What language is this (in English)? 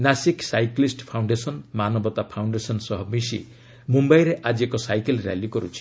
Odia